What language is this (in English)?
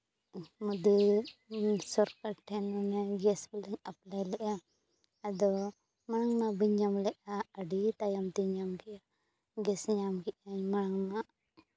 Santali